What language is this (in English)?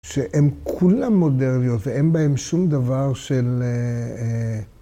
Hebrew